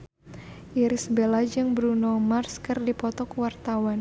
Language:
Sundanese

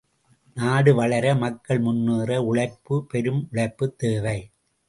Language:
Tamil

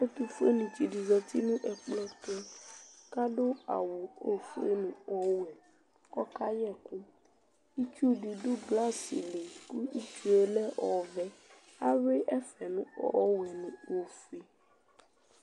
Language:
Ikposo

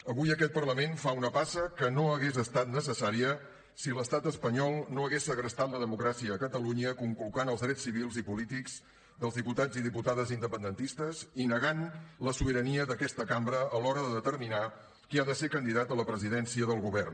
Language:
Catalan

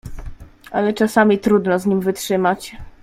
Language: Polish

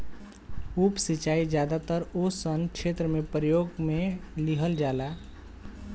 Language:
Bhojpuri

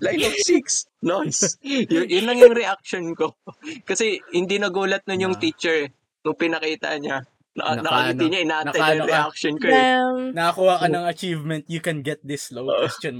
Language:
Filipino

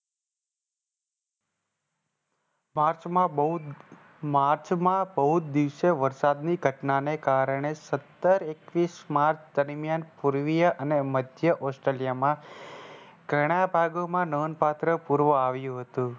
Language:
Gujarati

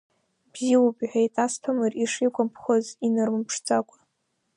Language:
Abkhazian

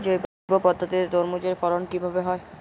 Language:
Bangla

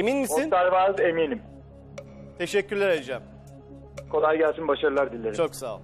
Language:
Turkish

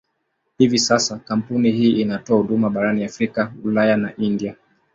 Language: Swahili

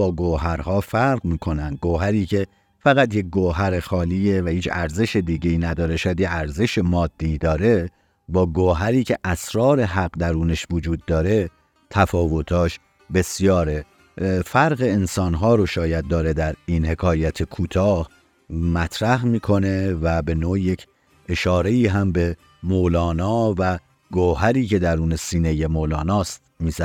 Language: Persian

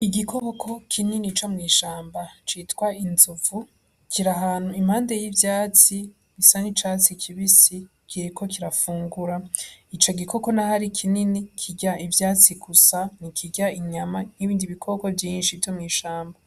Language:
Rundi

